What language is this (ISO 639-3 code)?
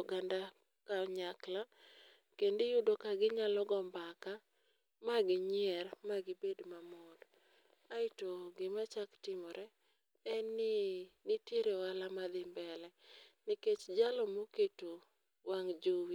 luo